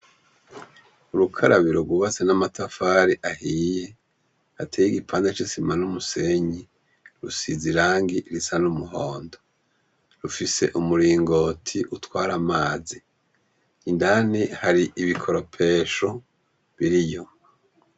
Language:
Rundi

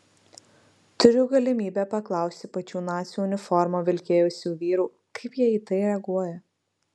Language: Lithuanian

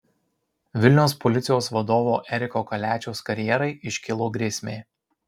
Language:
Lithuanian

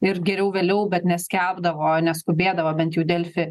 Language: Lithuanian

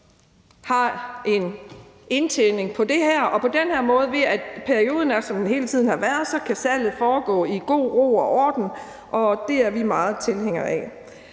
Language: Danish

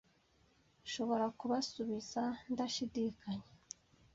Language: Kinyarwanda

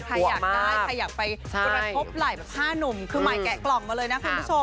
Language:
Thai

